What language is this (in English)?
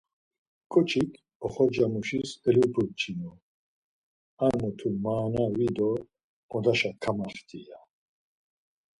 Laz